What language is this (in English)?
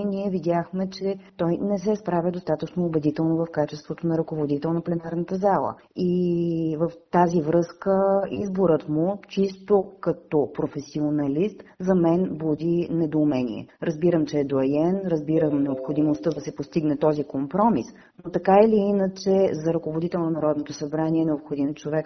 Bulgarian